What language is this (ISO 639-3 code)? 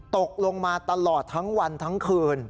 tha